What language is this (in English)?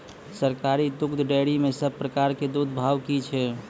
Maithili